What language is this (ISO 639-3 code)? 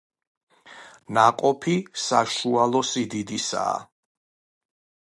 kat